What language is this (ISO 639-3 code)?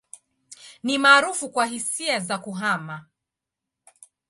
swa